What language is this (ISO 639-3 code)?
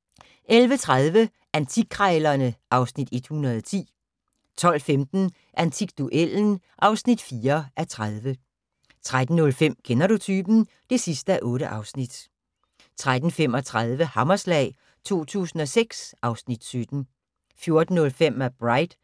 dan